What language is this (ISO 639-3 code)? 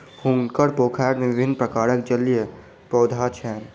mai